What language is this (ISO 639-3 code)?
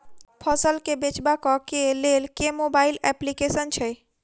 mai